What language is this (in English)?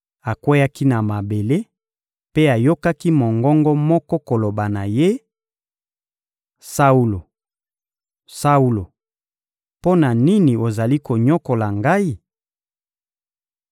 Lingala